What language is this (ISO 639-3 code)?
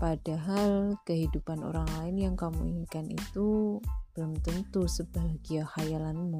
ind